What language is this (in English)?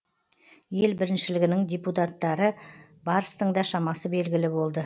Kazakh